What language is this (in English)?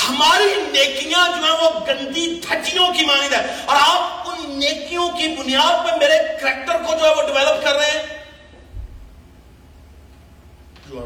Urdu